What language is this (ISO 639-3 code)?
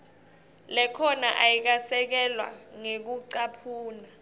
ssw